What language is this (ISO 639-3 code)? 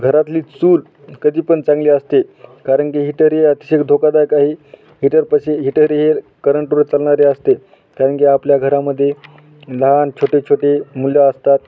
mar